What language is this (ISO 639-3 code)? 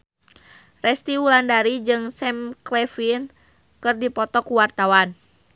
sun